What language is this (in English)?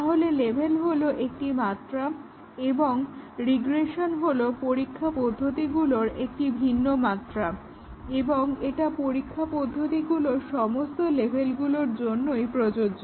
Bangla